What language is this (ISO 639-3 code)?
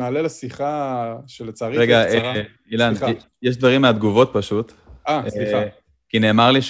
heb